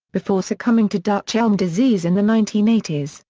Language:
English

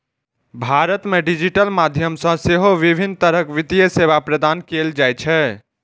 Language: Maithili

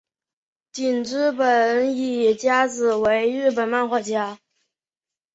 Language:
Chinese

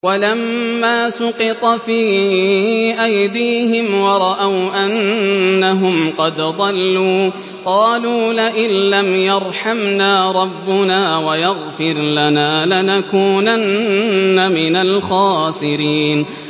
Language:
Arabic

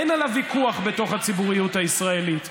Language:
Hebrew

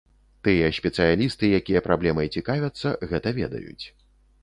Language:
Belarusian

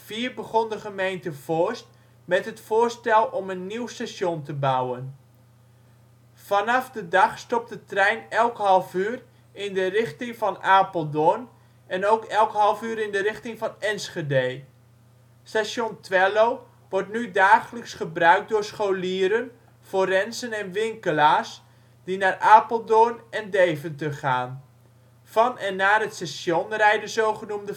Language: Dutch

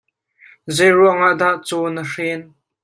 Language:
Hakha Chin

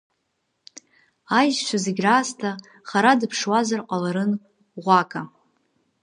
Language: Abkhazian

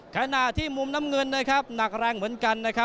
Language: Thai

